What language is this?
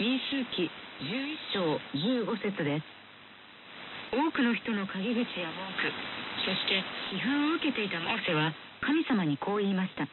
Japanese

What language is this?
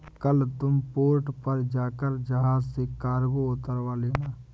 Hindi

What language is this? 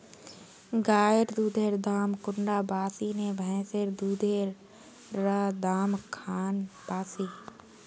Magahi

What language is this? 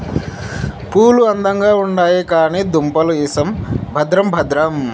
Telugu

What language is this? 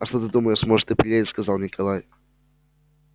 Russian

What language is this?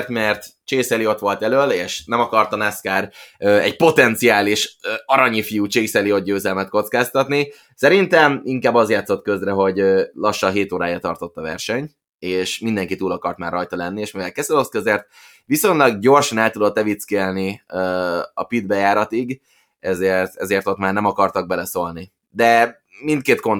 Hungarian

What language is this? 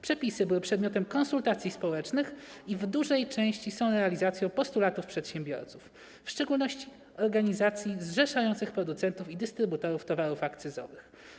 Polish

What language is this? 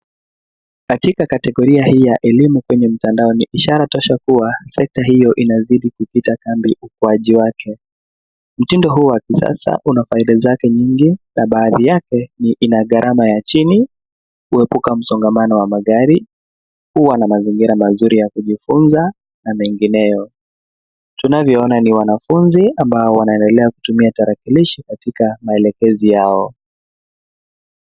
Swahili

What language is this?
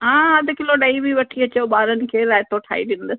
Sindhi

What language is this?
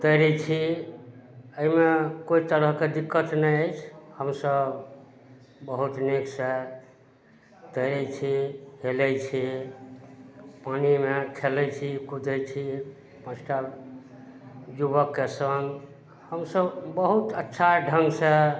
Maithili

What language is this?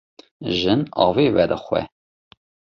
Kurdish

